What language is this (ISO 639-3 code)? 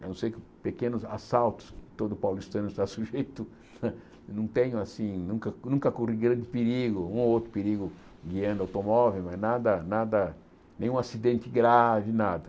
por